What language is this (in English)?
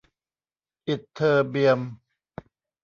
Thai